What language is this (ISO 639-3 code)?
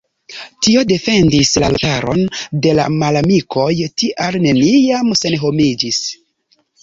epo